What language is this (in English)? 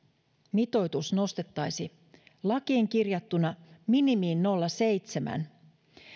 Finnish